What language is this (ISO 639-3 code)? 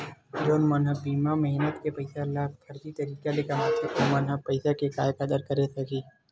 hne